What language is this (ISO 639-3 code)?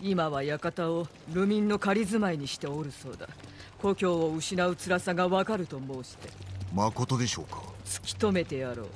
jpn